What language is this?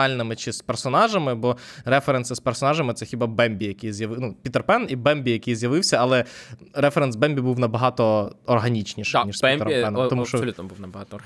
Ukrainian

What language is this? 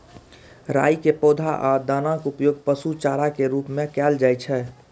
Maithili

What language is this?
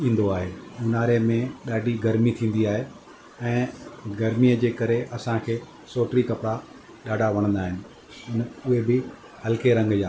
Sindhi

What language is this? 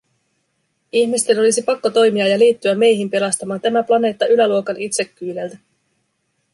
Finnish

